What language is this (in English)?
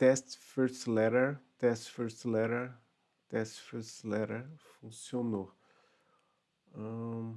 Portuguese